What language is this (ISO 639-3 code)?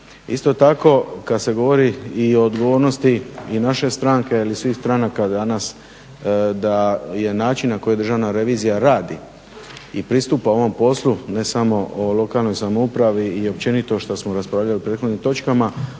hrv